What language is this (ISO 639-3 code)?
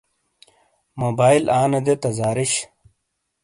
scl